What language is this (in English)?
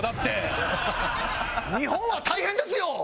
Japanese